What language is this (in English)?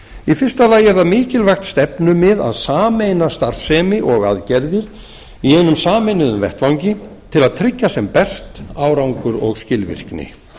Icelandic